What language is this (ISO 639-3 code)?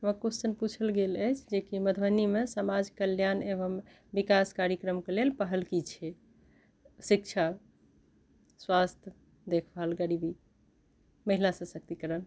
mai